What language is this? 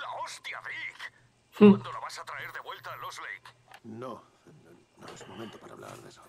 Spanish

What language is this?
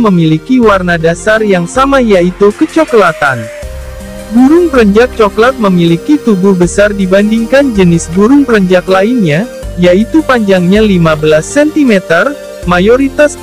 Indonesian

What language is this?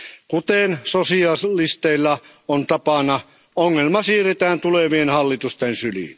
Finnish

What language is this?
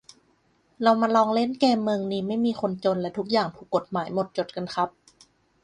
Thai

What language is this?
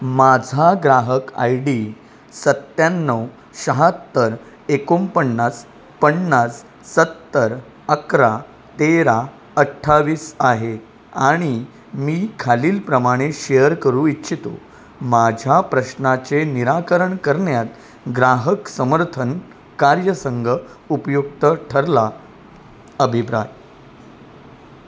Marathi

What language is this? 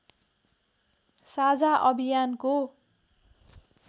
Nepali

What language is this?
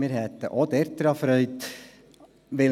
Swiss German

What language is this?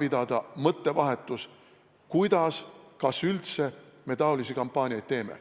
Estonian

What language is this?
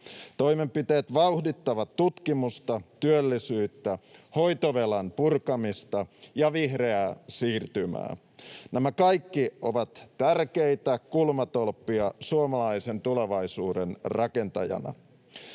Finnish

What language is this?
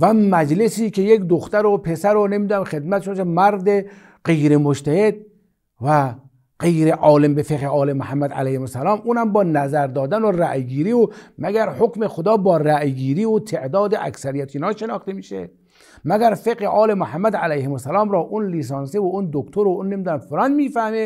Persian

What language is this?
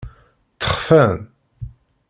Kabyle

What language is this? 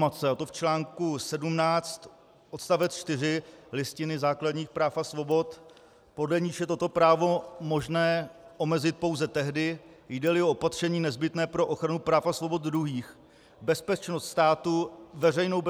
Czech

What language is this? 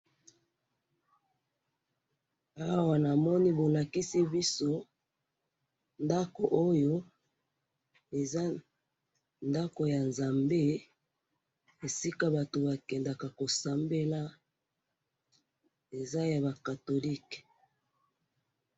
Lingala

